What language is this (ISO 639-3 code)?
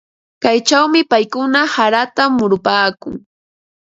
qva